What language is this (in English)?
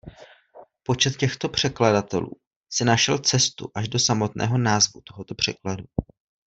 Czech